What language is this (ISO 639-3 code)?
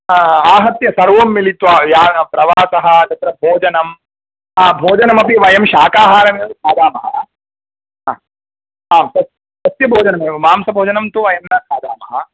san